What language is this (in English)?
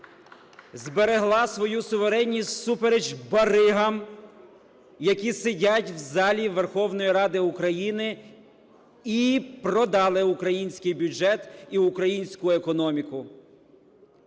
Ukrainian